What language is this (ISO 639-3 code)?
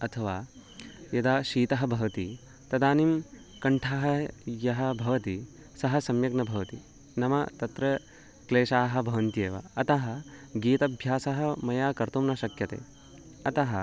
san